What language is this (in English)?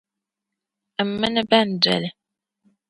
Dagbani